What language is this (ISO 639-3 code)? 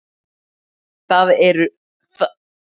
isl